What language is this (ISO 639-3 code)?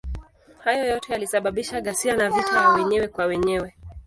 swa